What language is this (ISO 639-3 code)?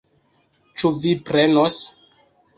epo